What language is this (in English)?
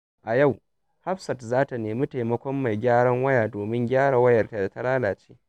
Hausa